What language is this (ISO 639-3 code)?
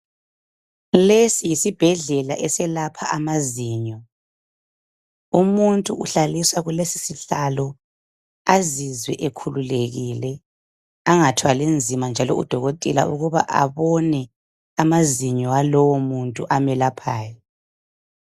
nde